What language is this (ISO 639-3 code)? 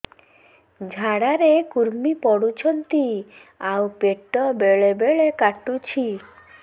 ori